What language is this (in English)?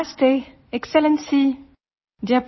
Assamese